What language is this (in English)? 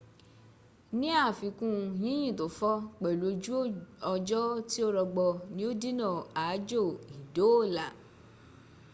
Yoruba